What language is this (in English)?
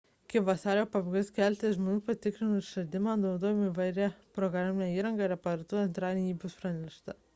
Lithuanian